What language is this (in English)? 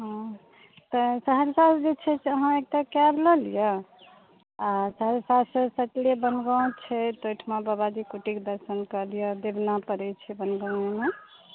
Maithili